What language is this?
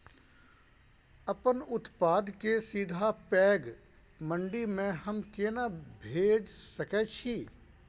Maithili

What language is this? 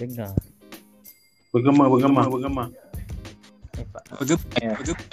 Malay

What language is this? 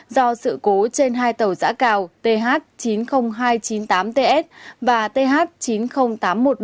Vietnamese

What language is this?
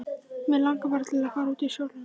Icelandic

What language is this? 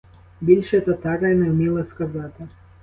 Ukrainian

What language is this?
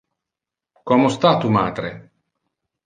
Interlingua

